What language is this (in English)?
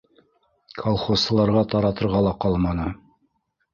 Bashkir